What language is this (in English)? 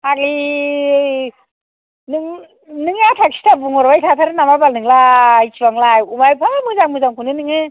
Bodo